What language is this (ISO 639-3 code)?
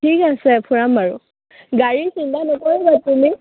asm